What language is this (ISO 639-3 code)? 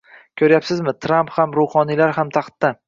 uzb